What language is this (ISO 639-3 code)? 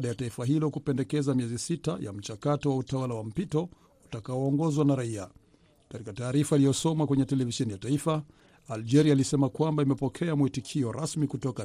swa